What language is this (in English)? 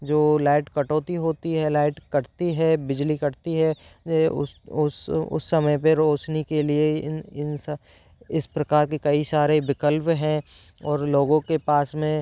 Hindi